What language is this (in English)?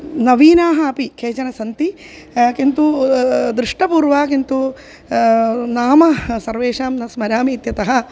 Sanskrit